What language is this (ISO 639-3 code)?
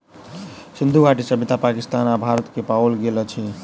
mai